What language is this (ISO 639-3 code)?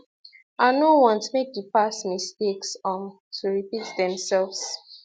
pcm